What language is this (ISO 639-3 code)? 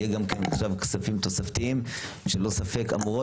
heb